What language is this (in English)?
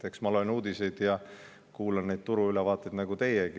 Estonian